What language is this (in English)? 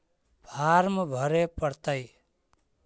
Magahi